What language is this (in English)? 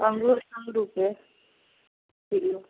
Hindi